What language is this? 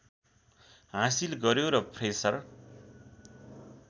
Nepali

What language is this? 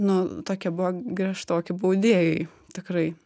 Lithuanian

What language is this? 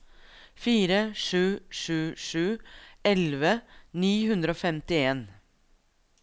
Norwegian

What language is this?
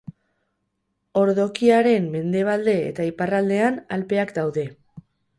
Basque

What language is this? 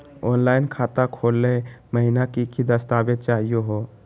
Magahi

